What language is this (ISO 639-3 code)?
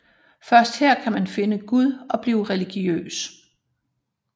dan